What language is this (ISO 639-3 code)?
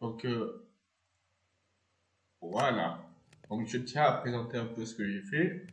fra